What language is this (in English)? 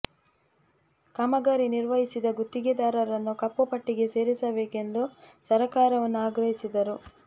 Kannada